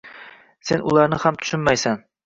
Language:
Uzbek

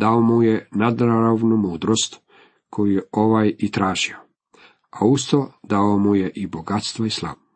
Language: Croatian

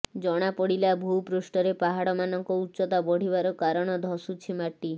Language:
Odia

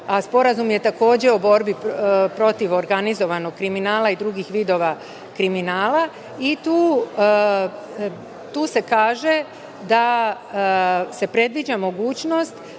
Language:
Serbian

